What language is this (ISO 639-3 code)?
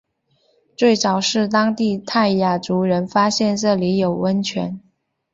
zho